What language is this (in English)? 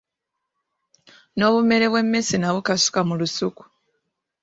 Ganda